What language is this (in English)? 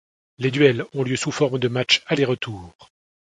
French